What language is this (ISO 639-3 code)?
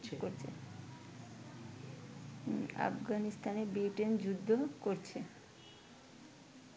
ben